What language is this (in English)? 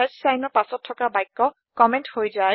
Assamese